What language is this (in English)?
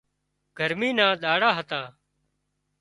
Wadiyara Koli